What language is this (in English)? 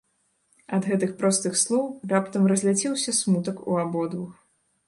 Belarusian